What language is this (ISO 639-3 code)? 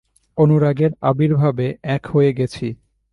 ben